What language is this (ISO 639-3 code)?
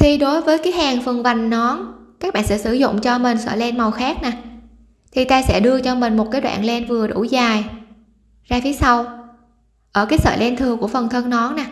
vie